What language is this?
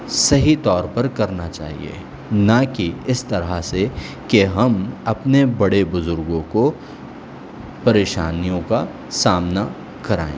Urdu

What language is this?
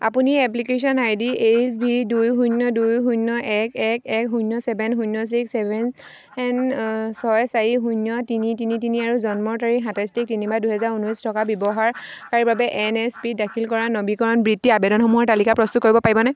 Assamese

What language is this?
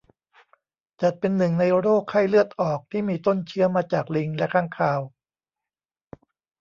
Thai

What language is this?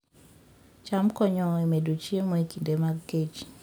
Luo (Kenya and Tanzania)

